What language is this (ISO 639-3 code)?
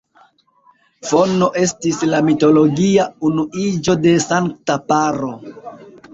epo